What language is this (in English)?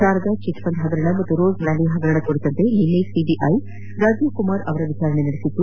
Kannada